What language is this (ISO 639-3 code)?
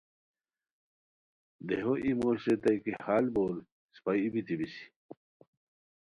khw